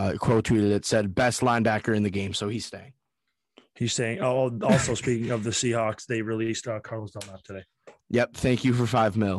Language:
English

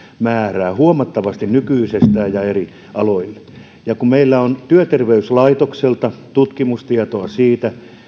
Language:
Finnish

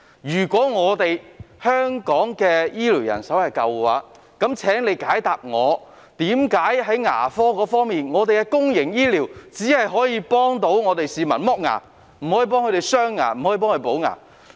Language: Cantonese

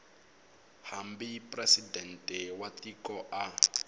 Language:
Tsonga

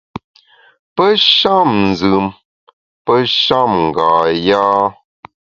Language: Bamun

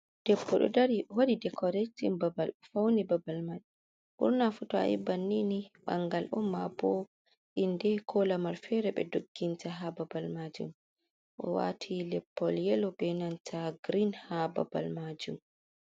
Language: Fula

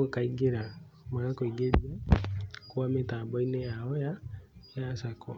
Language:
Kikuyu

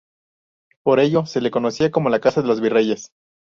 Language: Spanish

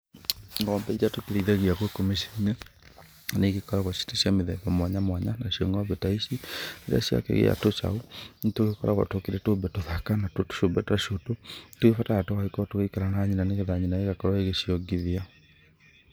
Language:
Kikuyu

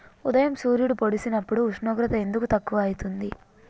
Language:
Telugu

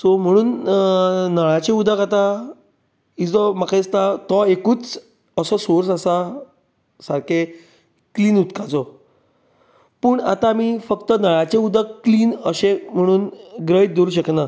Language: Konkani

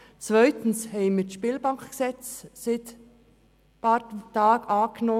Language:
Swiss German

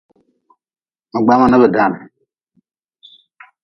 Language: Nawdm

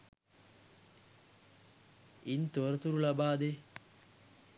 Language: Sinhala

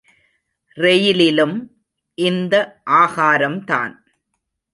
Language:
Tamil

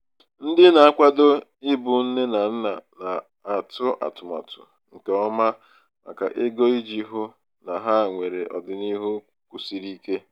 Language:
Igbo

